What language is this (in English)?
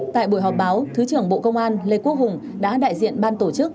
Vietnamese